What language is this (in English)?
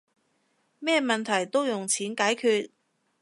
Cantonese